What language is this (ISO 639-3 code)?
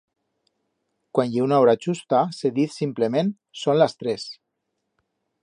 arg